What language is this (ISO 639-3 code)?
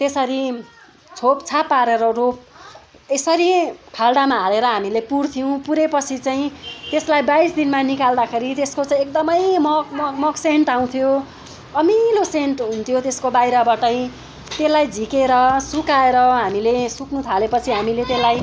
nep